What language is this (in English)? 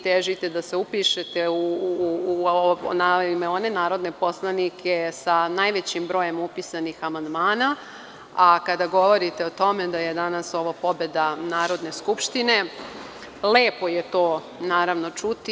Serbian